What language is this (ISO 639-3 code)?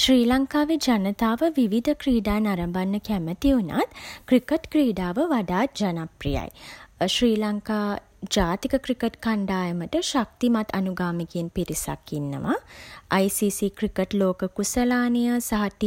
sin